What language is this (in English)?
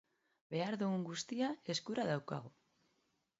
Basque